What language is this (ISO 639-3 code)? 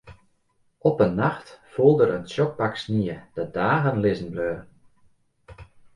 fry